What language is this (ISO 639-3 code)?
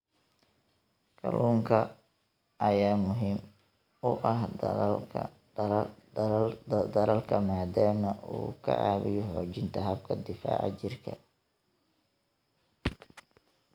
som